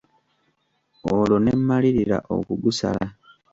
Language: Ganda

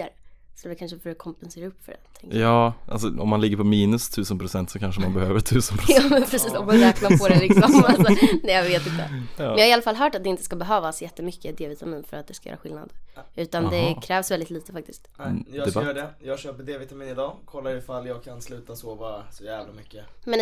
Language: Swedish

